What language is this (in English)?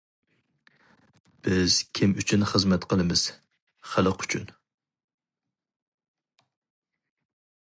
Uyghur